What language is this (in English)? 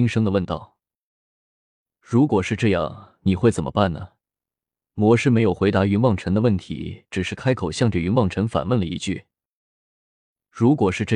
Chinese